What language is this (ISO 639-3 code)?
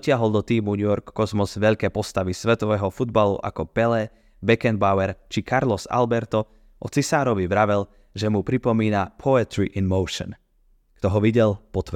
slk